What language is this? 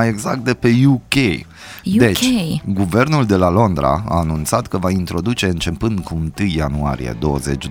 Romanian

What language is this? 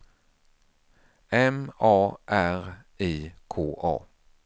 Swedish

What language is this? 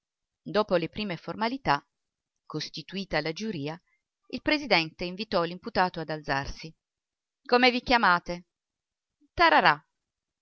Italian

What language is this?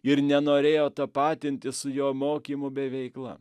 Lithuanian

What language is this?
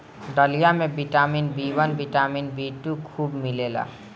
Bhojpuri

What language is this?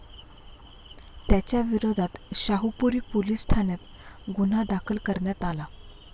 Marathi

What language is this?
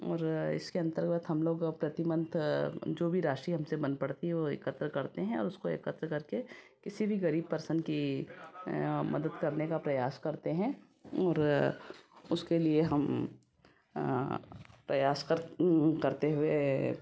Hindi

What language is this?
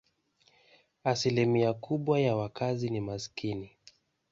Swahili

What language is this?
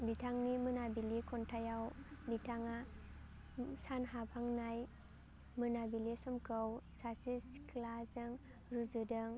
Bodo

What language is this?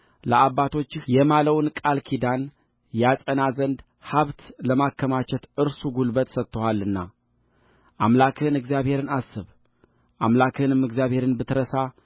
Amharic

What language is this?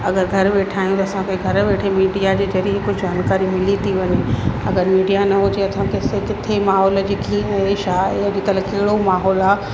Sindhi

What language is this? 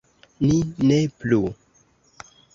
Esperanto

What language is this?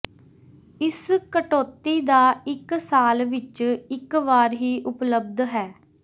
Punjabi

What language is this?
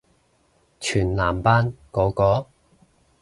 Cantonese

